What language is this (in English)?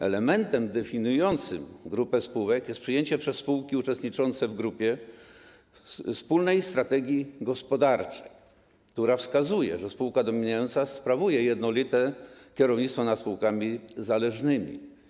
Polish